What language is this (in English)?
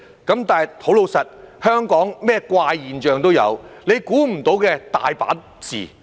Cantonese